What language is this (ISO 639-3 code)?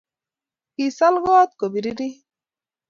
kln